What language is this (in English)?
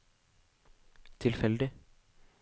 Norwegian